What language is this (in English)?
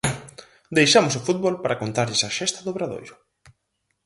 Galician